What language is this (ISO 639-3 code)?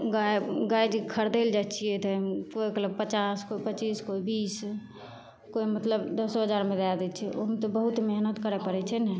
mai